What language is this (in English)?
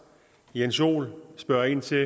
Danish